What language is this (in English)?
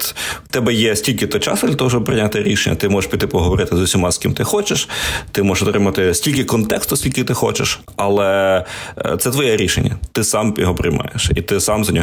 Ukrainian